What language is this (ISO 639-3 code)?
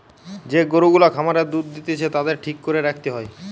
ben